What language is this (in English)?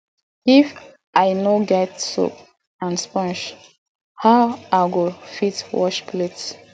Nigerian Pidgin